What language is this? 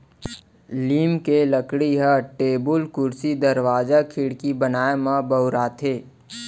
Chhattisgarhi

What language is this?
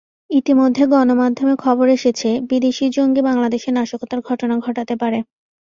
Bangla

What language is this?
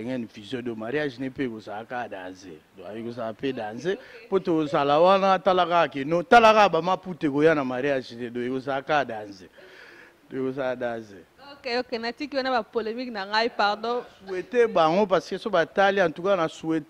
French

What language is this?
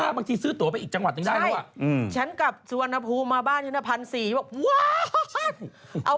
Thai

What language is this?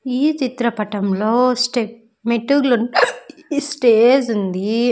Telugu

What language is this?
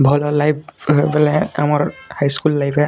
Odia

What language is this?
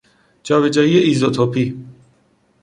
Persian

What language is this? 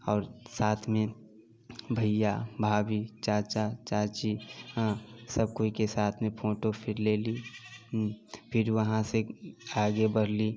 Maithili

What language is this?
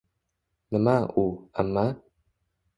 Uzbek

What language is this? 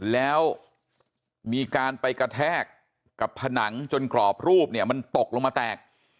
Thai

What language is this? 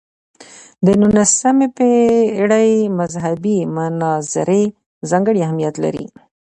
Pashto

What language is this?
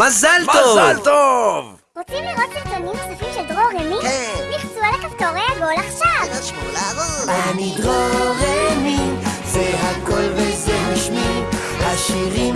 Hebrew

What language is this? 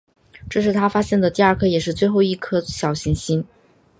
Chinese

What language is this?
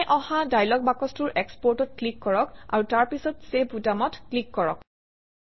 Assamese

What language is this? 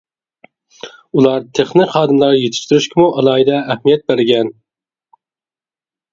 Uyghur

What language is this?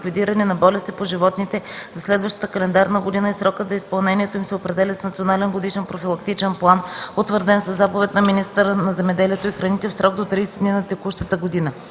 Bulgarian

